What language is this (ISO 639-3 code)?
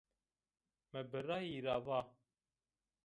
zza